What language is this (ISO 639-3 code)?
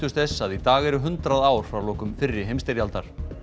isl